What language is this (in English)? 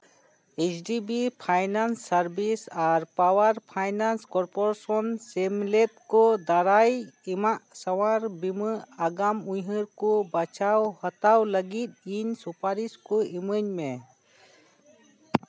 Santali